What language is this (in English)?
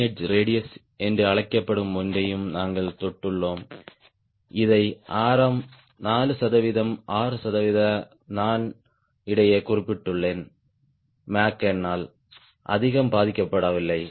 Tamil